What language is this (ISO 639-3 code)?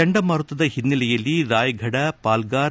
kan